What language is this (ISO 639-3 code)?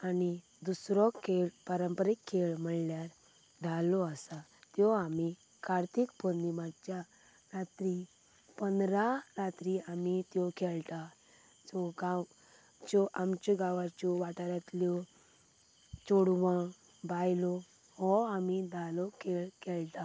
kok